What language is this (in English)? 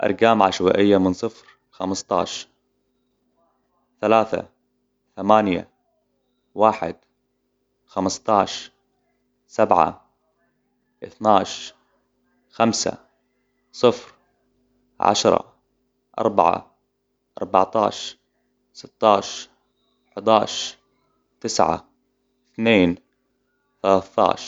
Hijazi Arabic